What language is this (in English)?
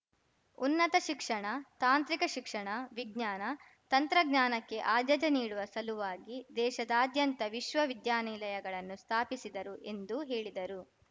Kannada